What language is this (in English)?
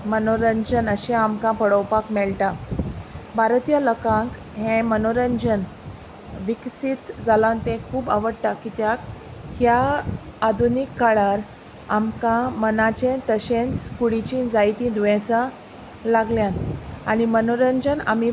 Konkani